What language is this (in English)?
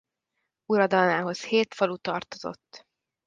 Hungarian